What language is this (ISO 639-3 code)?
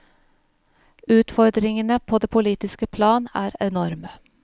nor